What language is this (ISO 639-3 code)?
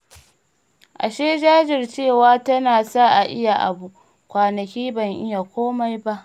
hau